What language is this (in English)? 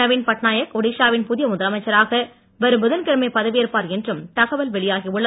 Tamil